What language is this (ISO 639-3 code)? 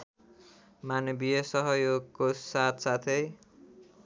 nep